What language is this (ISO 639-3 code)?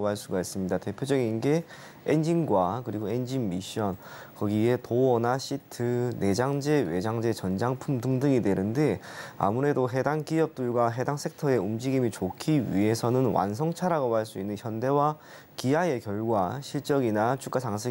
kor